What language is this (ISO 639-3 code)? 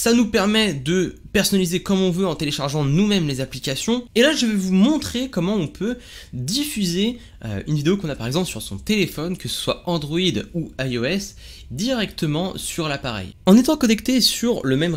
fra